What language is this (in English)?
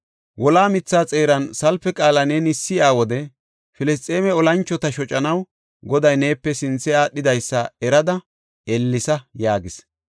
Gofa